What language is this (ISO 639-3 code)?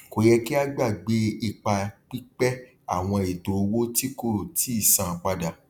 yor